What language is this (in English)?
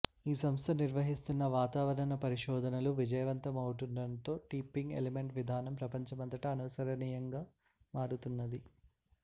Telugu